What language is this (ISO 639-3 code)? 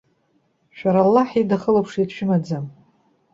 abk